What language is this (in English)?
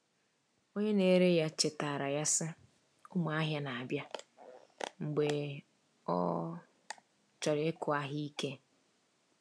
Igbo